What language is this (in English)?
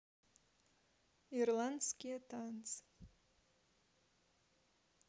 Russian